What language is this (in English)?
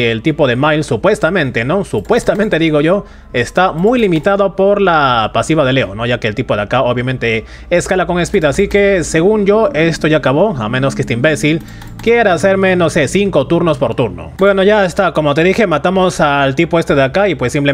Spanish